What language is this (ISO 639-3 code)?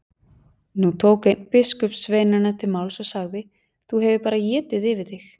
isl